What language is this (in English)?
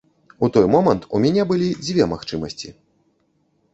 Belarusian